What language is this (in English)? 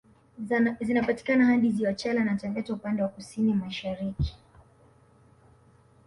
Swahili